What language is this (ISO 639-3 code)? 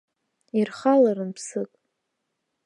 abk